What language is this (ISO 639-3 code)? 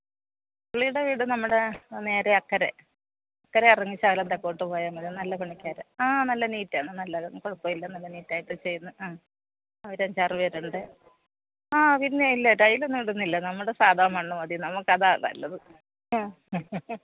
mal